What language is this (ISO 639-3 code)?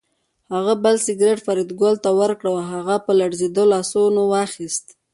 pus